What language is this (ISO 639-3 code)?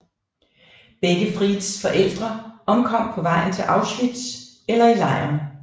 dan